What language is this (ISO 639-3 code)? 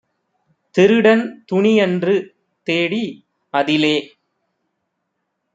tam